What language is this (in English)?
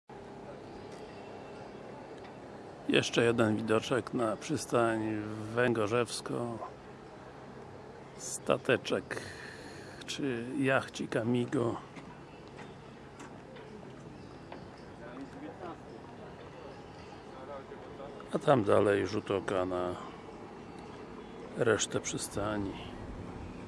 Polish